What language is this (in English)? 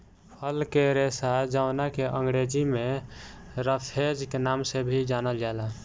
Bhojpuri